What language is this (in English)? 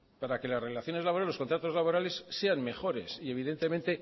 Spanish